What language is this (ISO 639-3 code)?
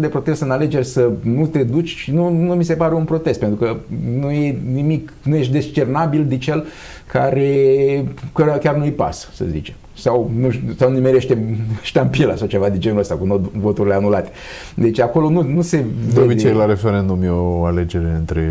ron